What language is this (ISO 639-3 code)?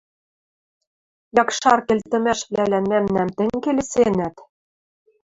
mrj